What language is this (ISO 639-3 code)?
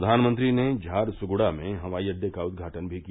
hin